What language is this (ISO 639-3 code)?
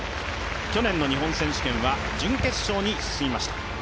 jpn